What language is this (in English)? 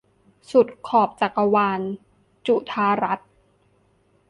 Thai